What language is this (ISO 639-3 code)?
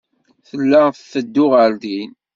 kab